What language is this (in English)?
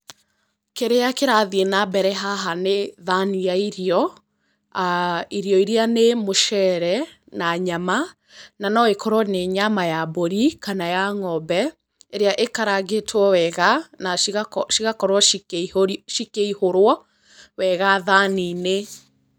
Kikuyu